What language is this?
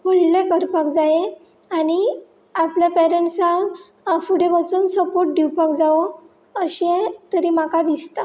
Konkani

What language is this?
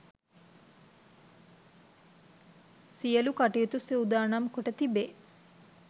Sinhala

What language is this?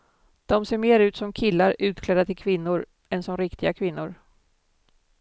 Swedish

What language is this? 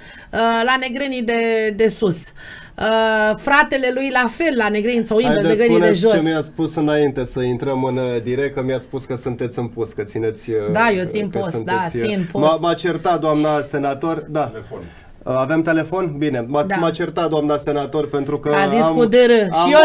Romanian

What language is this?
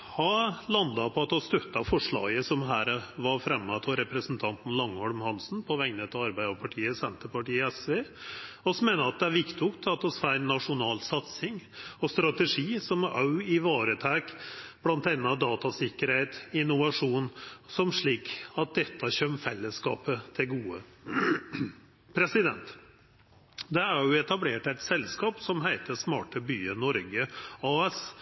Norwegian Nynorsk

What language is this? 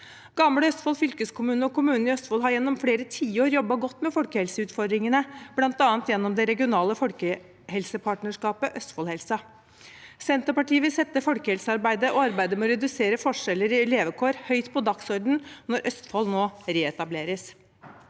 Norwegian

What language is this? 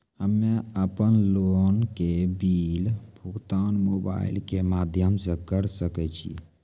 Maithili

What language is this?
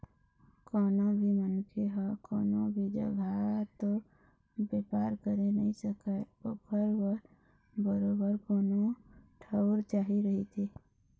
Chhattisgarhi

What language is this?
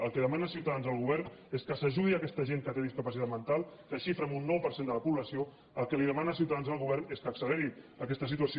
Catalan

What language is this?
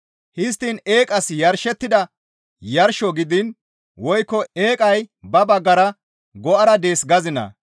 Gamo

